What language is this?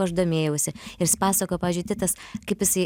Lithuanian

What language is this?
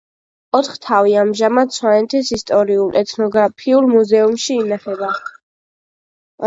Georgian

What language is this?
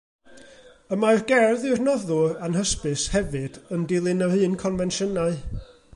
Welsh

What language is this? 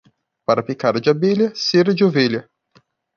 Portuguese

